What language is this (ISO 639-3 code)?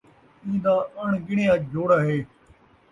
skr